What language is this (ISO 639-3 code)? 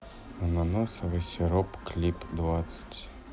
rus